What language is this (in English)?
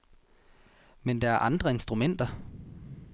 Danish